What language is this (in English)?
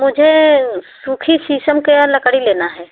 Hindi